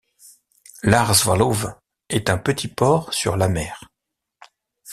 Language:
French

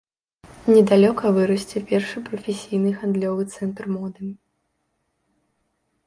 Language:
Belarusian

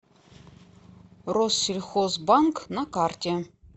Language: Russian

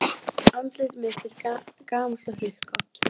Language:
Icelandic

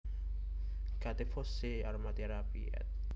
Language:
Javanese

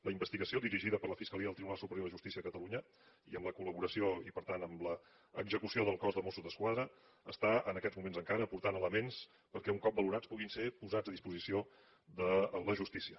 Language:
Catalan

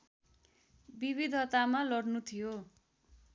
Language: Nepali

